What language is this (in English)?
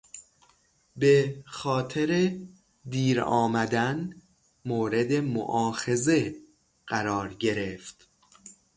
Persian